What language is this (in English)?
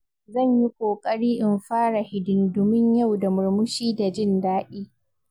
Hausa